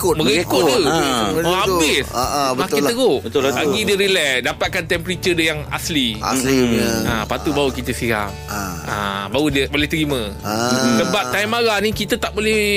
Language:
Malay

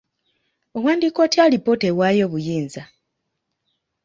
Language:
Ganda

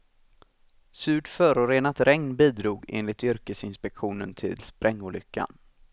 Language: Swedish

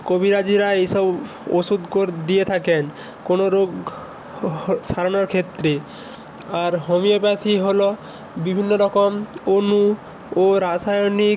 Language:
Bangla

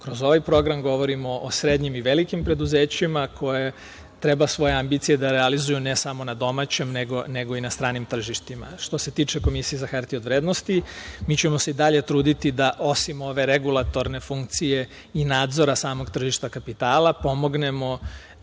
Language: Serbian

